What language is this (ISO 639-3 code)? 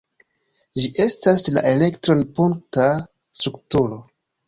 epo